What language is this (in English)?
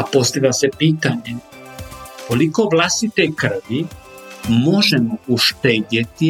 Croatian